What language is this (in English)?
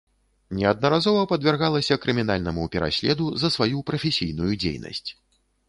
Belarusian